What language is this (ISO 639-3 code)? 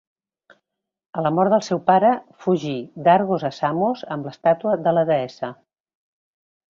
cat